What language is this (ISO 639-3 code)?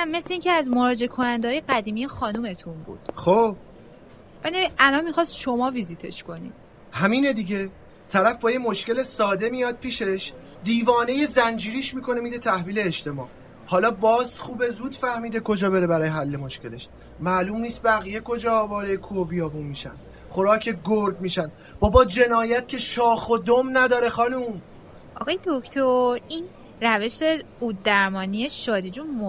fas